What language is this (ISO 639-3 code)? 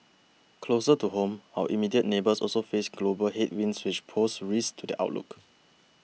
eng